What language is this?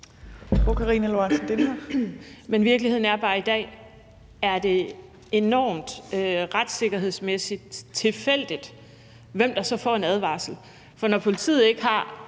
Danish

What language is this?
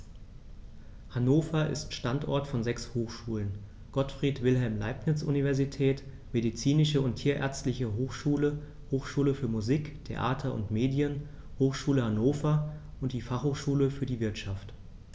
German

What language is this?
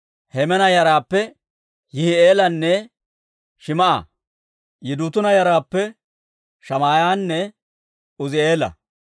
Dawro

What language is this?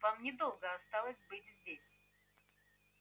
Russian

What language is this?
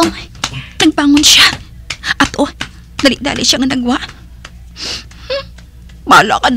Filipino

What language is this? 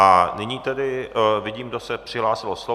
Czech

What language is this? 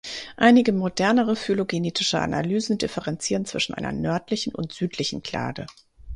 German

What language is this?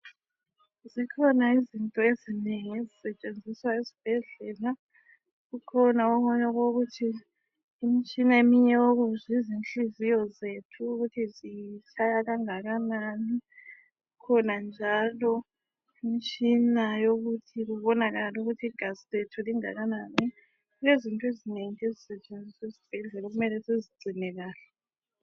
North Ndebele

